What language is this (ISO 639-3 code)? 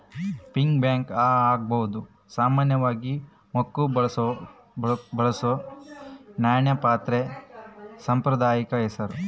kan